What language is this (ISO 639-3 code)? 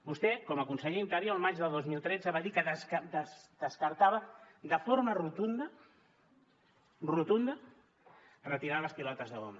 cat